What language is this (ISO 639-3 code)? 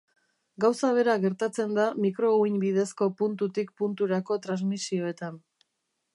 eus